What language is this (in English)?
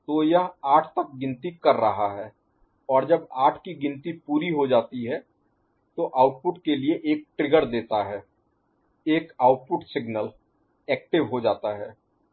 Hindi